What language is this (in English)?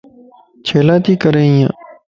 Lasi